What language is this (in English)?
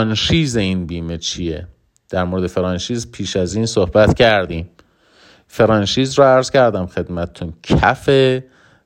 Persian